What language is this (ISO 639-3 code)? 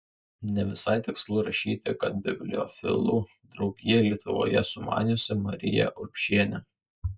lit